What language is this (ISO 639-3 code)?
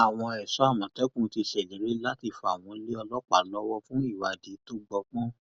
yor